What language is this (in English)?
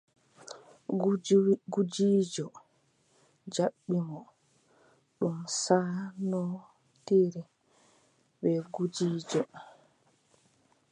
Adamawa Fulfulde